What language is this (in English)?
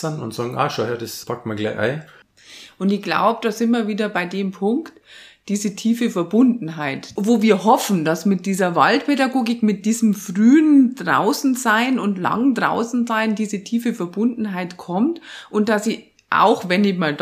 German